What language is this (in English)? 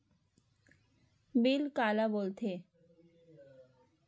Chhattisgarhi